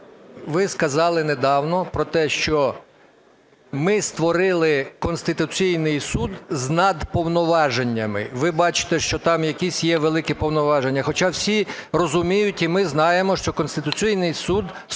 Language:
Ukrainian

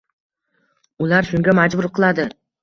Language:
Uzbek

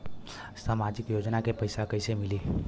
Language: Bhojpuri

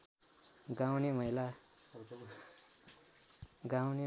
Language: Nepali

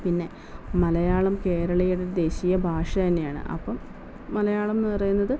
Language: Malayalam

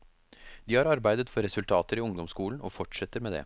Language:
Norwegian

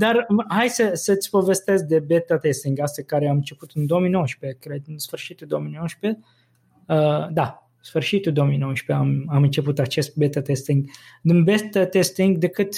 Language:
Romanian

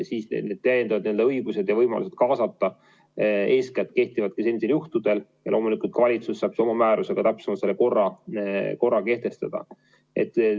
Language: Estonian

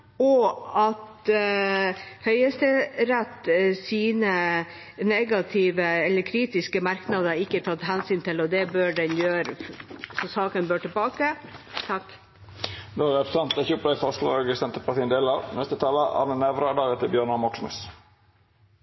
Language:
Norwegian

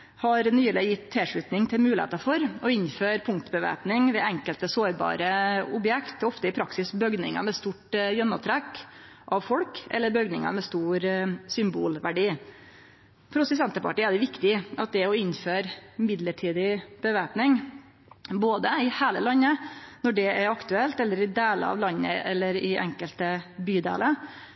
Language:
Norwegian Nynorsk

